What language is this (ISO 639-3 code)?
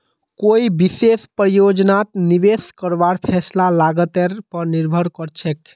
mag